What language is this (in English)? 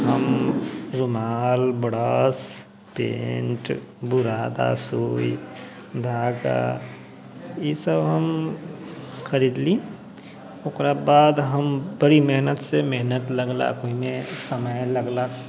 Maithili